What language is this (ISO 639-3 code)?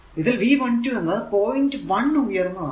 mal